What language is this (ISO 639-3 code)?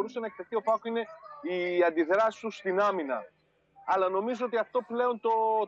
ell